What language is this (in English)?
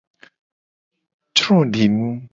Gen